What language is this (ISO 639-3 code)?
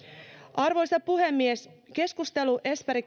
fin